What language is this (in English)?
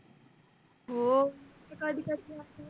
Marathi